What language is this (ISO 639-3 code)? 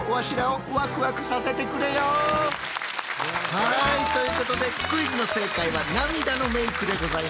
jpn